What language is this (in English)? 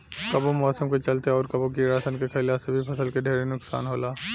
Bhojpuri